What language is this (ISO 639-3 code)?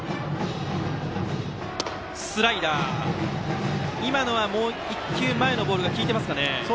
jpn